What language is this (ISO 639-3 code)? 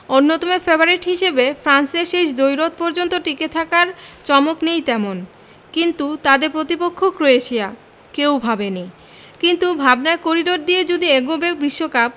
ben